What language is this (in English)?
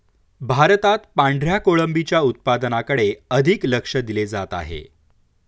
Marathi